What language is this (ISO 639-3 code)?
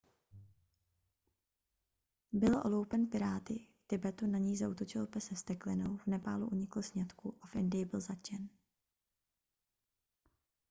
ces